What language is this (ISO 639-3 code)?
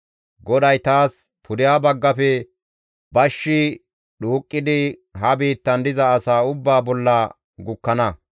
gmv